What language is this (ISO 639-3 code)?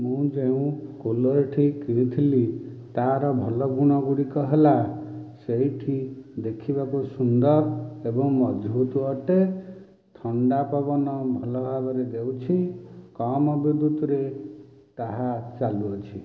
ori